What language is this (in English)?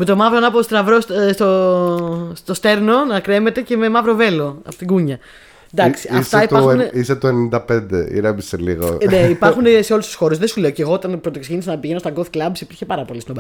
Greek